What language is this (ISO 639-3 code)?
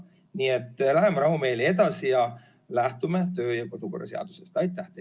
est